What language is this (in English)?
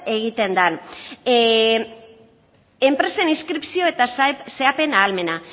Basque